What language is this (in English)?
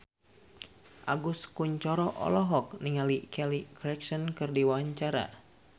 Sundanese